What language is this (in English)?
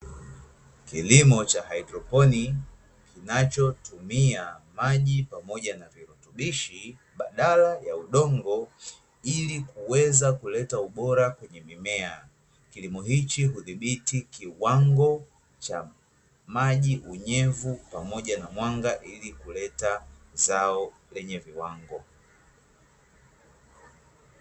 Swahili